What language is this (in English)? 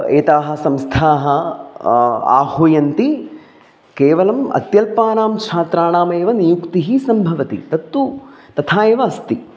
Sanskrit